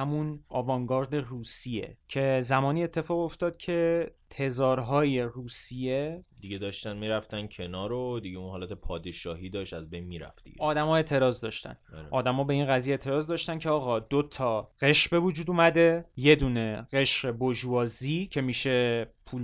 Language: Persian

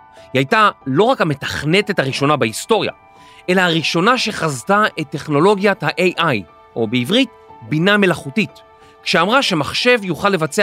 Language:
Hebrew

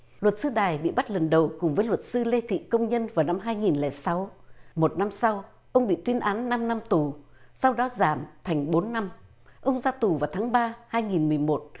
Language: Vietnamese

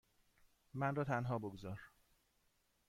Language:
Persian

